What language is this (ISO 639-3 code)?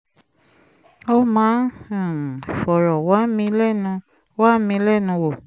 yor